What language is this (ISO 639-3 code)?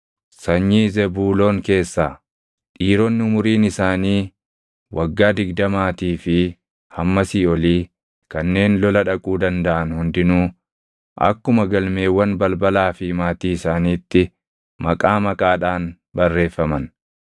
orm